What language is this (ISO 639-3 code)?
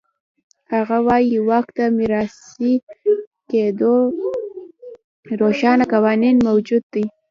pus